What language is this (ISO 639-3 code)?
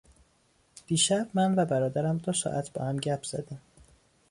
fas